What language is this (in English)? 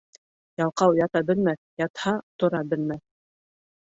Bashkir